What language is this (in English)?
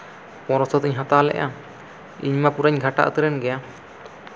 Santali